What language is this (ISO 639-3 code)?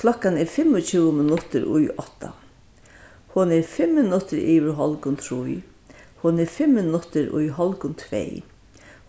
fao